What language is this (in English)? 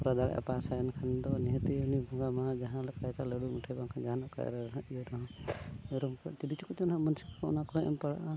Santali